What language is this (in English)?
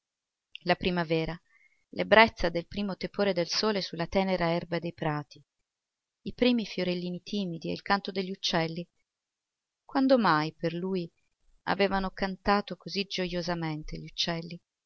Italian